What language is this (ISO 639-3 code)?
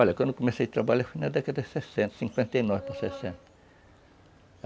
por